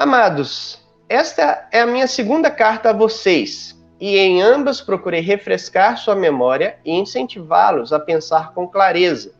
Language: Portuguese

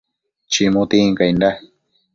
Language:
Matsés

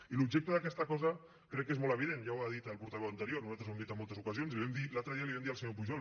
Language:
Catalan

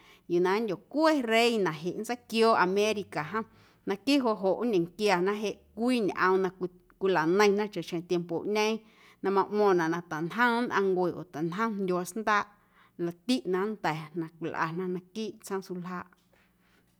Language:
Guerrero Amuzgo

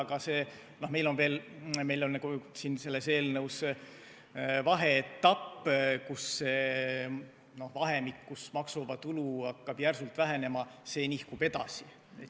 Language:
Estonian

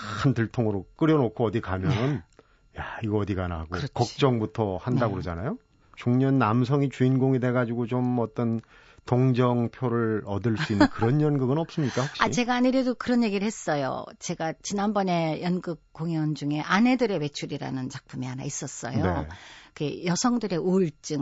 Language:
Korean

